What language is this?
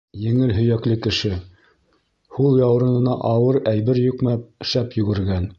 Bashkir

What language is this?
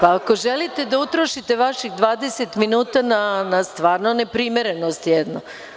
Serbian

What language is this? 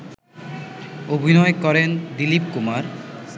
Bangla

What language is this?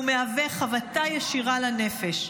Hebrew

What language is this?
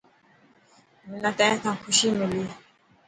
Dhatki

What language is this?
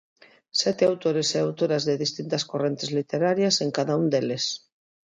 Galician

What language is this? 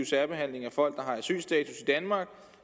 Danish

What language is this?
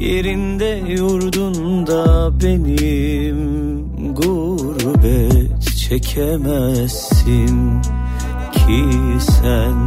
Turkish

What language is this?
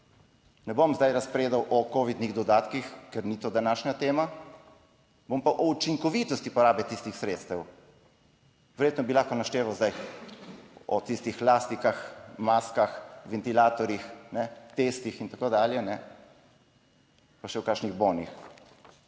Slovenian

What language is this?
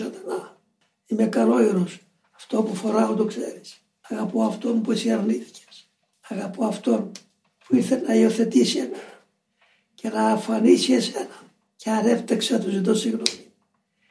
Greek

